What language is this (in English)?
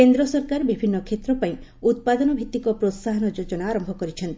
Odia